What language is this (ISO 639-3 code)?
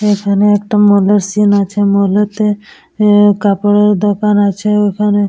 ben